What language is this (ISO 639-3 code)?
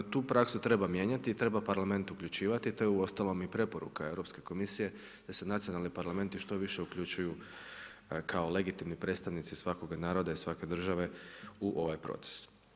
hrv